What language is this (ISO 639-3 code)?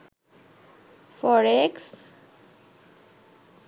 ben